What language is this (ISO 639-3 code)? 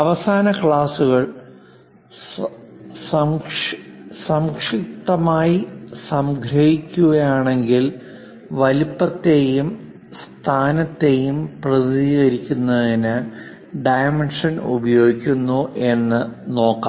mal